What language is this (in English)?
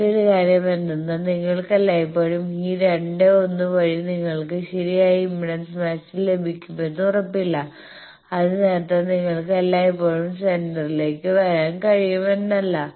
Malayalam